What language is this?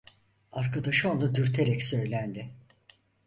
Turkish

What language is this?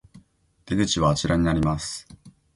Japanese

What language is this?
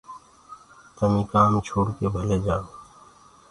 Gurgula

